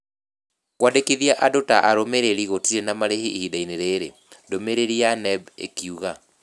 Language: Kikuyu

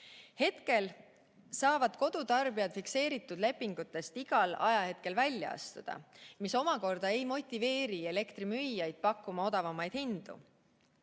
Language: Estonian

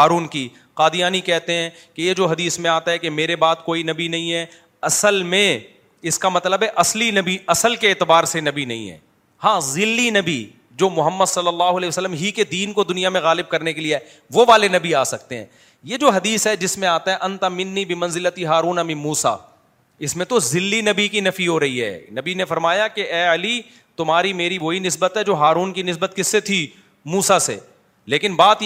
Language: Urdu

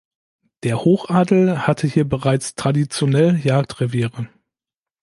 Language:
German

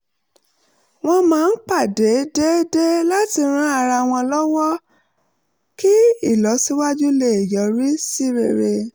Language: Yoruba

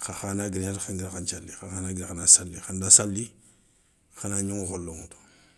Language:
Soninke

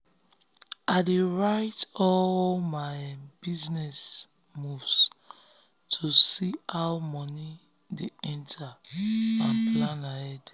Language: Nigerian Pidgin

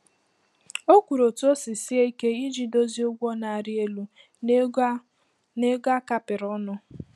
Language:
Igbo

